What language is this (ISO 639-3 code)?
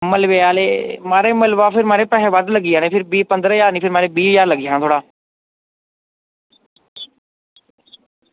doi